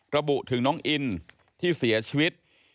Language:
Thai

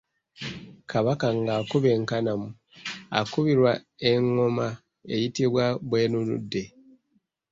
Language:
Ganda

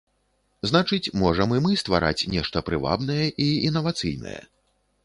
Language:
Belarusian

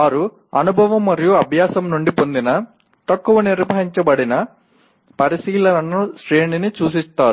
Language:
Telugu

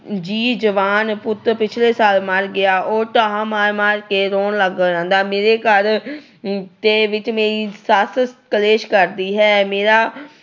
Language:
Punjabi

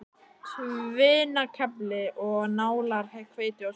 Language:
Icelandic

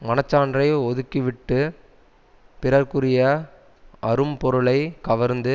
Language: Tamil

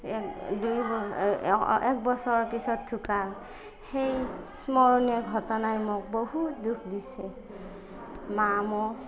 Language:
Assamese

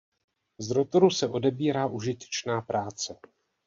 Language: Czech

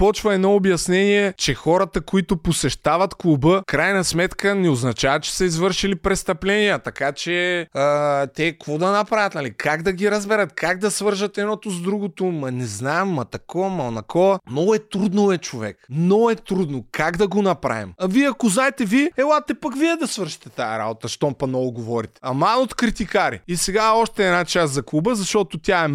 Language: Bulgarian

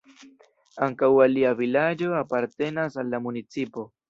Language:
Esperanto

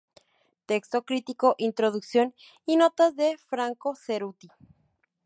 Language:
Spanish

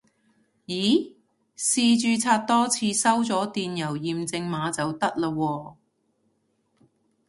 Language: Cantonese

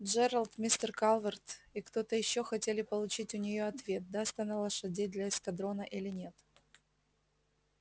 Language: Russian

